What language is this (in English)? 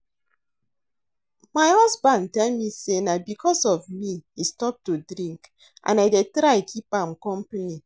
Nigerian Pidgin